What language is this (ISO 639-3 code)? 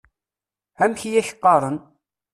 kab